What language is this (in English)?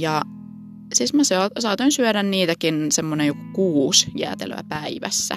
Finnish